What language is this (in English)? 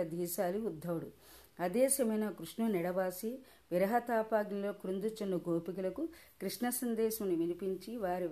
Telugu